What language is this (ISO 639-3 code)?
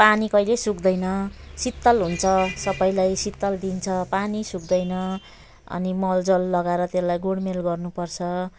nep